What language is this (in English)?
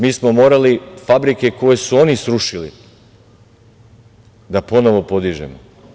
Serbian